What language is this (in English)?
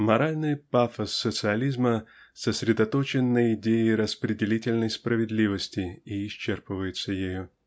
Russian